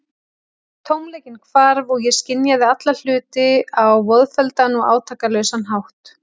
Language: Icelandic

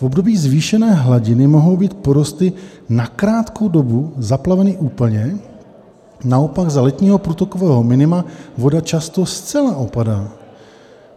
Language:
Czech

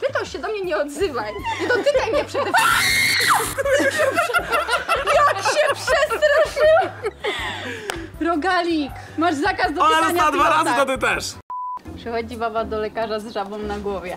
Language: Polish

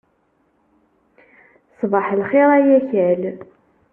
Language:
Kabyle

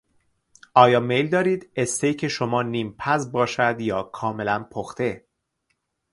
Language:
Persian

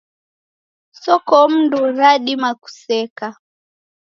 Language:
Taita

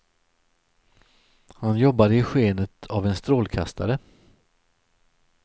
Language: Swedish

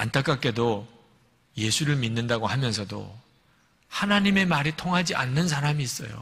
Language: Korean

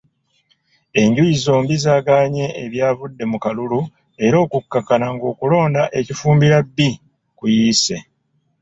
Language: Ganda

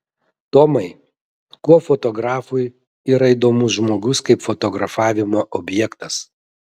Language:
Lithuanian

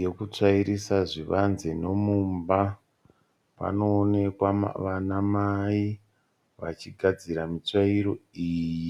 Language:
Shona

